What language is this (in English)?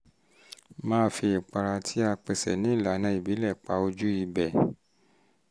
Yoruba